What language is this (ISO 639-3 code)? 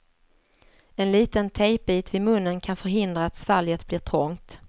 swe